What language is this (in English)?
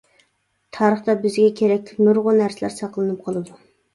Uyghur